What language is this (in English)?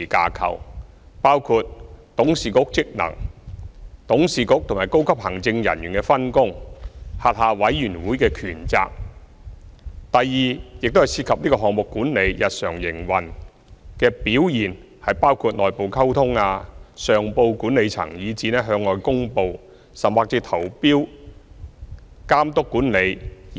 Cantonese